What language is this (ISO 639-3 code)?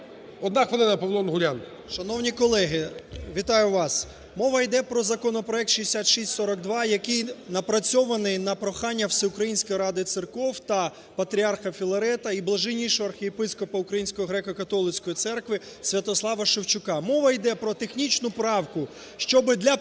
ukr